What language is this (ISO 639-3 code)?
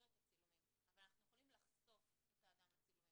heb